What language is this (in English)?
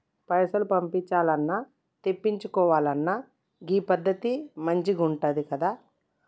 Telugu